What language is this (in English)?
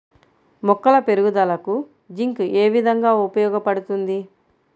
Telugu